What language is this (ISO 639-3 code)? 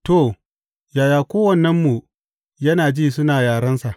hau